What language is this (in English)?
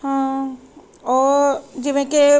Punjabi